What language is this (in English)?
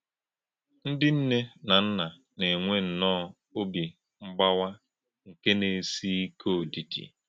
Igbo